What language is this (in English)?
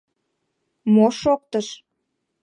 Mari